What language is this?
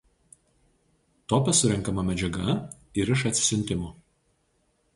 Lithuanian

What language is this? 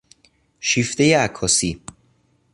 Persian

